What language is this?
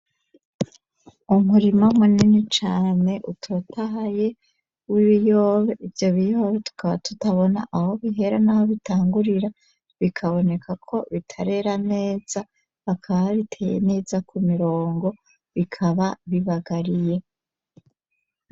Rundi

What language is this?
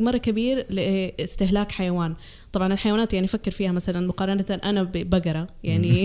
Arabic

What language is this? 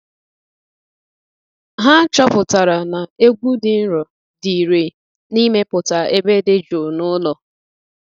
Igbo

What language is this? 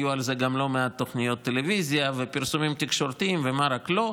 Hebrew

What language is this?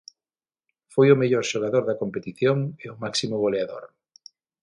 Galician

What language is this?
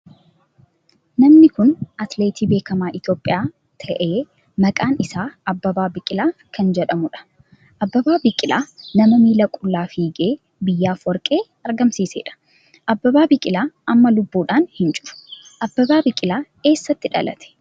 Oromo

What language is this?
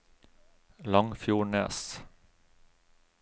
Norwegian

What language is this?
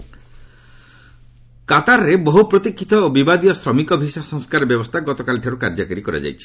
Odia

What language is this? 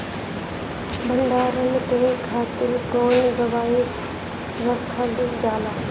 Bhojpuri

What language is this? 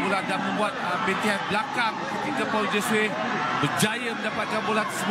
Malay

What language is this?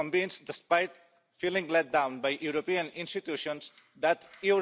German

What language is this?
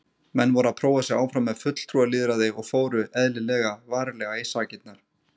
Icelandic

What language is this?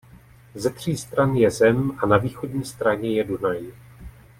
Czech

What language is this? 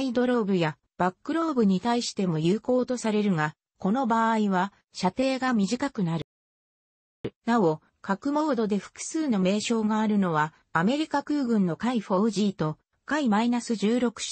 Japanese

